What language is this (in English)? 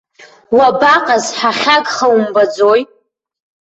Abkhazian